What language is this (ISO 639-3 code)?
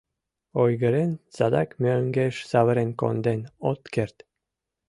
chm